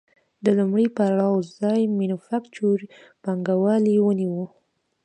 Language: Pashto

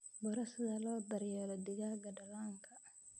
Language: Somali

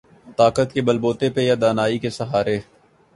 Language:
Urdu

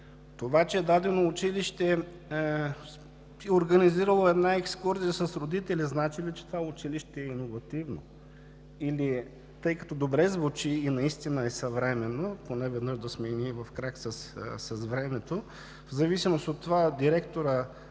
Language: Bulgarian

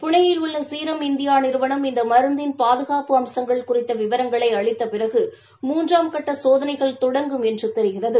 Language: Tamil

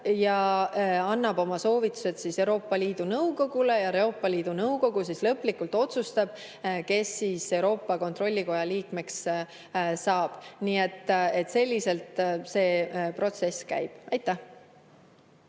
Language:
Estonian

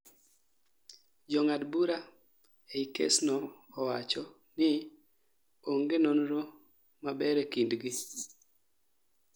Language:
Luo (Kenya and Tanzania)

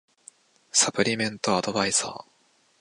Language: Japanese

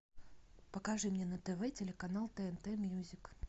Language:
Russian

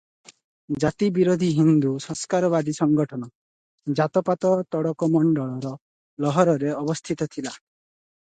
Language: Odia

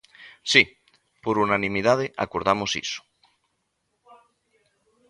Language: Galician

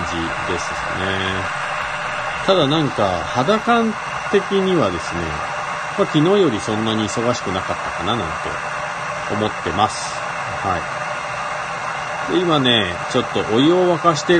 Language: Japanese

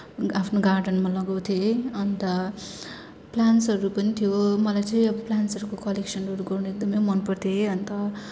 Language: Nepali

